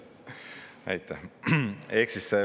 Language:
Estonian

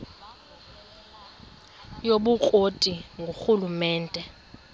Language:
Xhosa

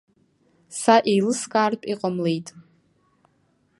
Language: Abkhazian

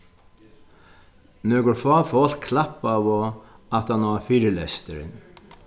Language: Faroese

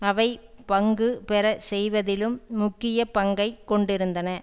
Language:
Tamil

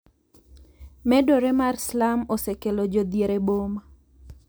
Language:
Luo (Kenya and Tanzania)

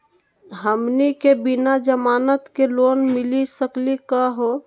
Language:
Magahi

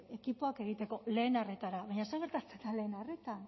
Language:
Basque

